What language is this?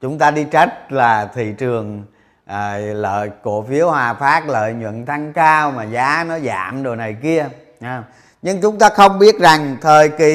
Vietnamese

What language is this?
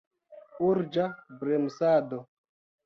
Esperanto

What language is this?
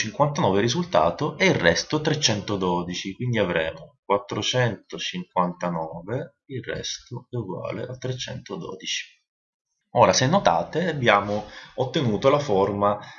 Italian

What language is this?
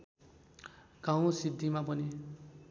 Nepali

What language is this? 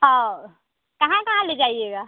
Hindi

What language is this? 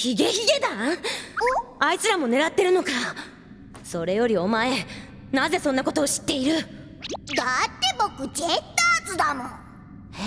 Japanese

